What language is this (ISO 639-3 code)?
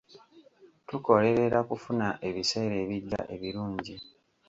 lug